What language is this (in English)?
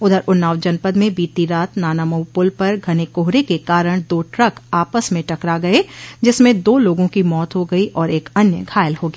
Hindi